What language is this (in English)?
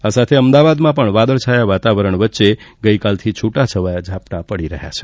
Gujarati